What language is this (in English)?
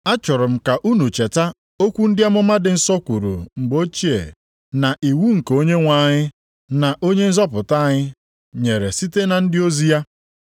Igbo